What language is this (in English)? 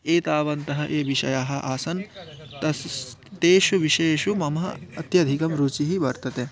Sanskrit